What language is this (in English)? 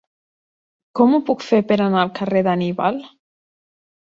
Catalan